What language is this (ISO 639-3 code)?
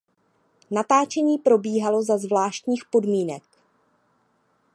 ces